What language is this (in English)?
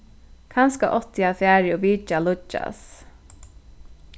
Faroese